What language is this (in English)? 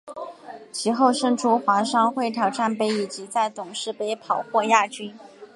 Chinese